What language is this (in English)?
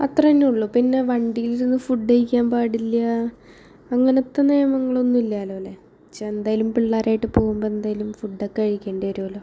Malayalam